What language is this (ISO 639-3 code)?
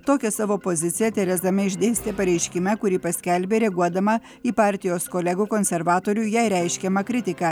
lit